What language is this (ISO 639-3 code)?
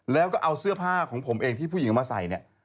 tha